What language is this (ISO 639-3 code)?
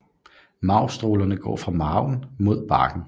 dan